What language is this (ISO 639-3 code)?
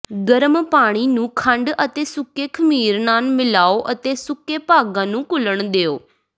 pan